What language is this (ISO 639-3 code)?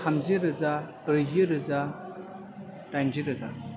brx